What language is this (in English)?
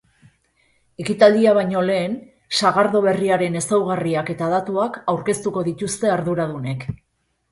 Basque